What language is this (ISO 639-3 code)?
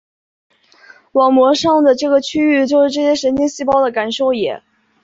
zho